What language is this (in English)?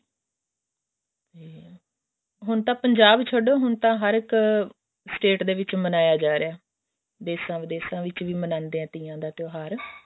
Punjabi